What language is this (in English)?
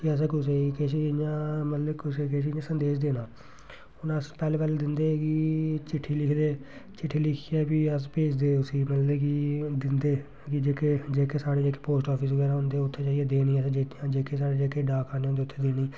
Dogri